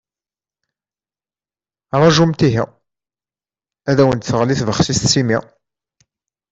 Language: Kabyle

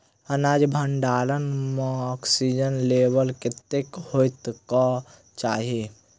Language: Maithili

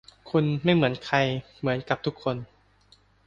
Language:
Thai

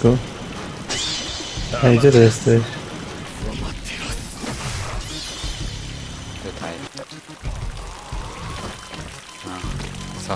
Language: Polish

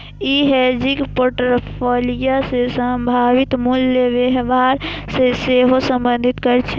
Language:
Maithili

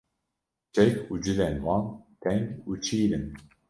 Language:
Kurdish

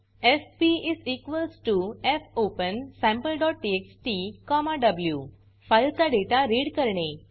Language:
Marathi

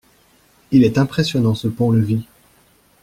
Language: French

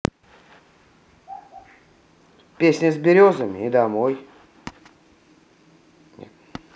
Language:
Russian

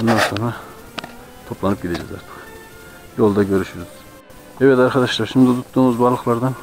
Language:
Turkish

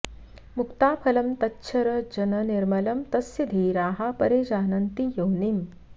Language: Sanskrit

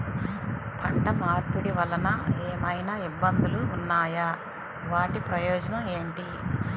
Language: Telugu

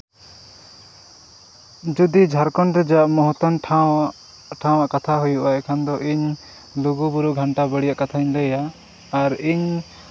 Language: Santali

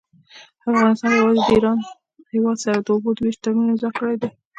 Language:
Pashto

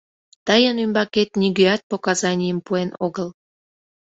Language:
Mari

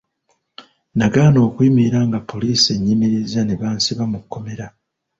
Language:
Ganda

